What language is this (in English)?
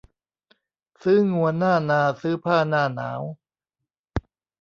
Thai